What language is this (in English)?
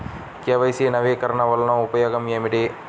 Telugu